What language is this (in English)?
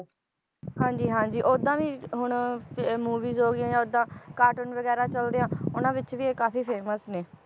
Punjabi